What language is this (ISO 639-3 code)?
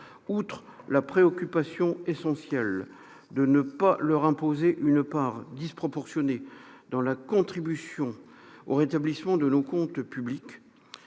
fra